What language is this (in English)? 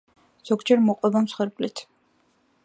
Georgian